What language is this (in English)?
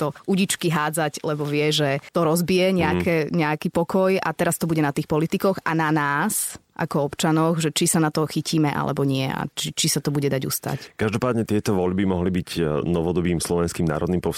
Slovak